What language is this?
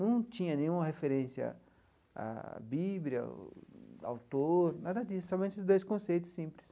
Portuguese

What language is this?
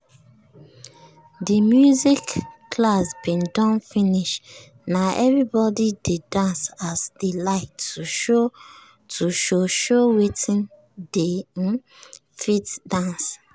Nigerian Pidgin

